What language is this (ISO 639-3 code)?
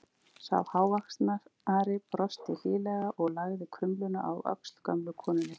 isl